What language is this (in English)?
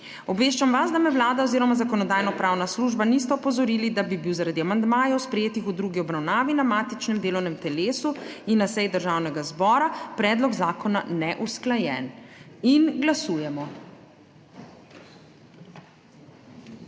Slovenian